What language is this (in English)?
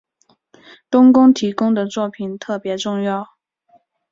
Chinese